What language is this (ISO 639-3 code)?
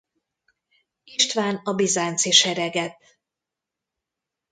hun